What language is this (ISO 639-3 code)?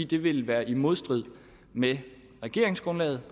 dan